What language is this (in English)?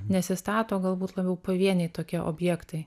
Lithuanian